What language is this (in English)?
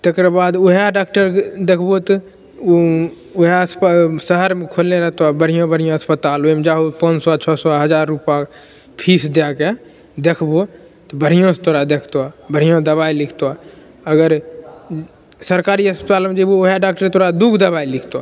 Maithili